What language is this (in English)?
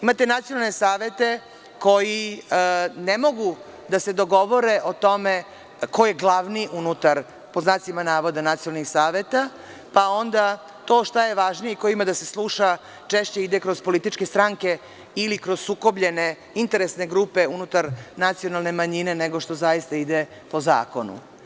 Serbian